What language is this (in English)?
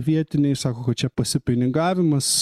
Lithuanian